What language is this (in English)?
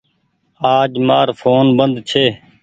Goaria